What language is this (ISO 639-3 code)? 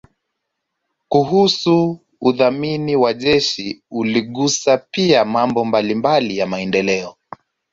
swa